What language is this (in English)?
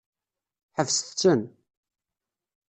Kabyle